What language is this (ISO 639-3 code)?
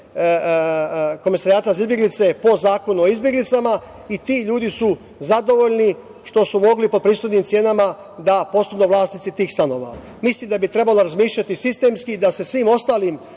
srp